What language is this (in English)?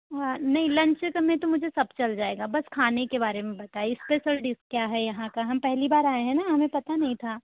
Hindi